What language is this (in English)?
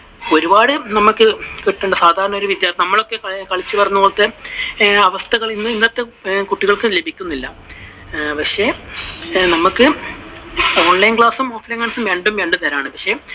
Malayalam